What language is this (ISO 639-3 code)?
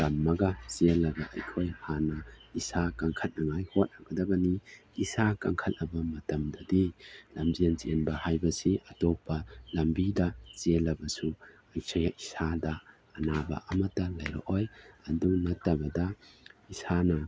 mni